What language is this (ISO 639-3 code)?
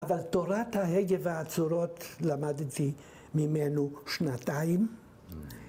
heb